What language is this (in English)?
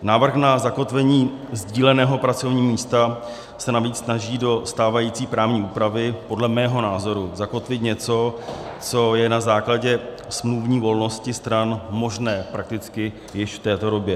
Czech